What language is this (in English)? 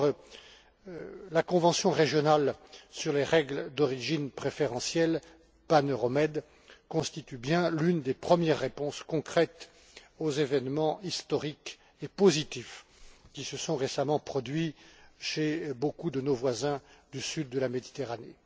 French